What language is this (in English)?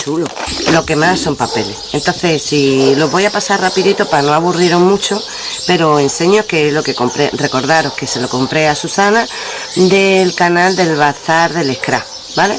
Spanish